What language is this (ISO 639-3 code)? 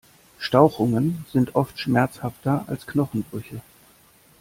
deu